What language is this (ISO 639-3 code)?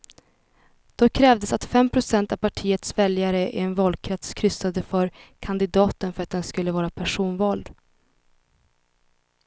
swe